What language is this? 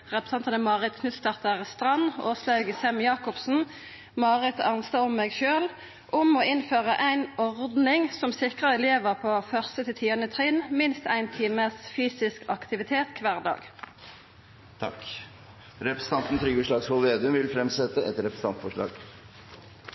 Norwegian Nynorsk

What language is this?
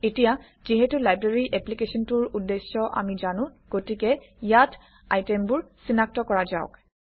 Assamese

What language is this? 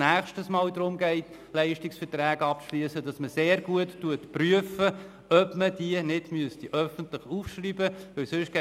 Swiss German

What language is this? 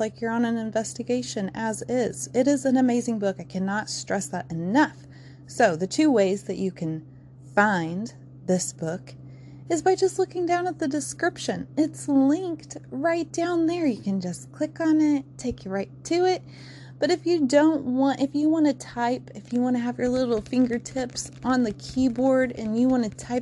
English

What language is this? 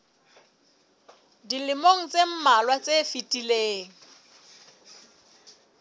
Southern Sotho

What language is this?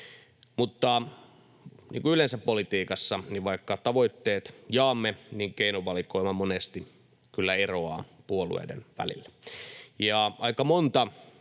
Finnish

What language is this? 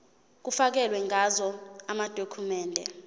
Zulu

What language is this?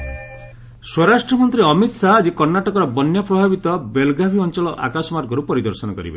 Odia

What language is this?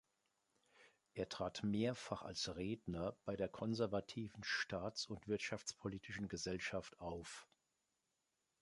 German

